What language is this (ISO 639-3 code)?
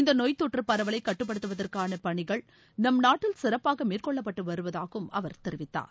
tam